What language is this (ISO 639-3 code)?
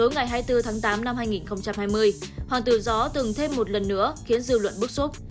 vie